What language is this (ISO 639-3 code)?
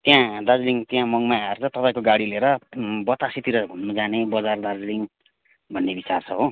nep